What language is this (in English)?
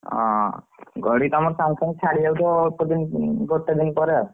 Odia